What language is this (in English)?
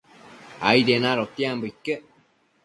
Matsés